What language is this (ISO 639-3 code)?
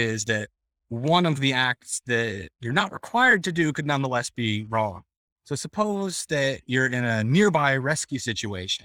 eng